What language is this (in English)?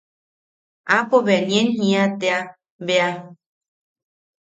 Yaqui